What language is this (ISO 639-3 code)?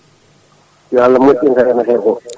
ful